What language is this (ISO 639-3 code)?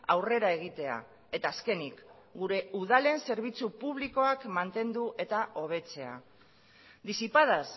eus